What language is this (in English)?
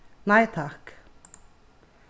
Faroese